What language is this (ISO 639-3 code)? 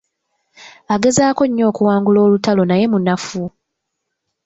lug